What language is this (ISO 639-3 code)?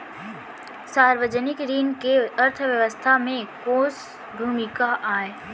hne